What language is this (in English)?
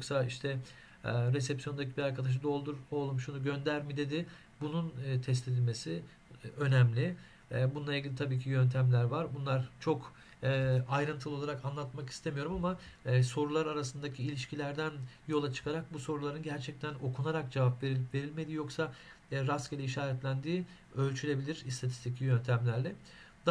Turkish